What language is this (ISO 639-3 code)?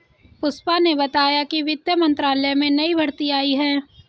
hin